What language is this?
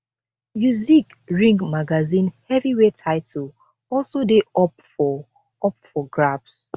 Nigerian Pidgin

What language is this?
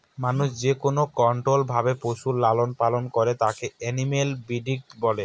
Bangla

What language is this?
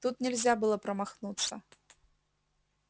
Russian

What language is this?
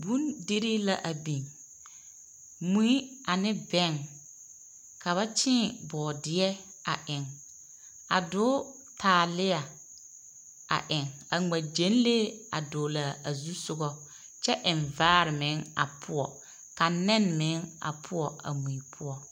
Southern Dagaare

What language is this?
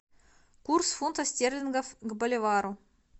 Russian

